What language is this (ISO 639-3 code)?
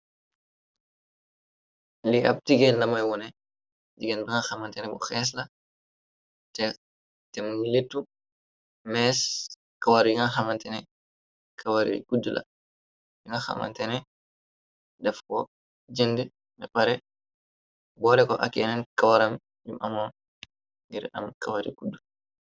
wol